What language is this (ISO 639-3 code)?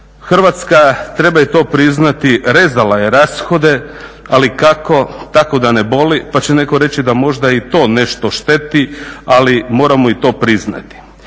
hrv